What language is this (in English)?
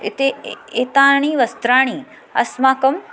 Sanskrit